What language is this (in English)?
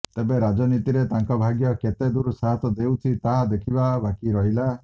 Odia